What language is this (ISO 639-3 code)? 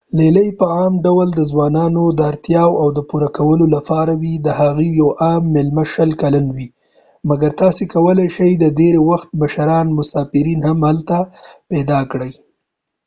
pus